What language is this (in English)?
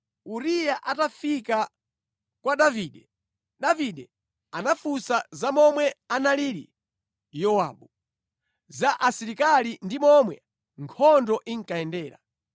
Nyanja